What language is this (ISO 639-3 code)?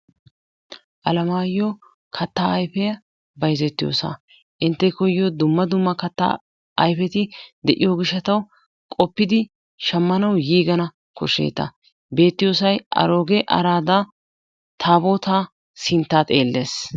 wal